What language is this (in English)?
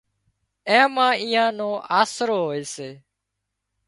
Wadiyara Koli